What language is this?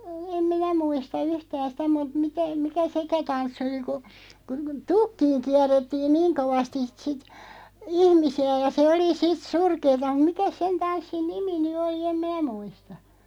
Finnish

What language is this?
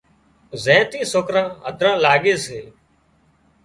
Wadiyara Koli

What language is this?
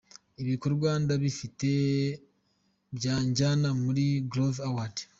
Kinyarwanda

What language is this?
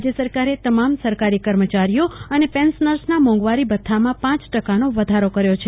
Gujarati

